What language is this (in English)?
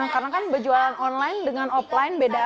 Indonesian